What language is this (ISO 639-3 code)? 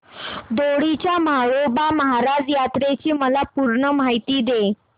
mar